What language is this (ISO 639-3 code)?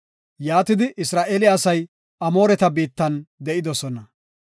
gof